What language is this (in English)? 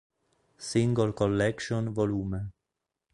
Italian